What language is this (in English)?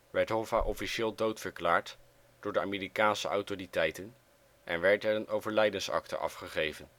Dutch